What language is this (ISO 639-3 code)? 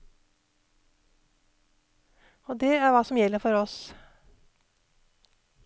nor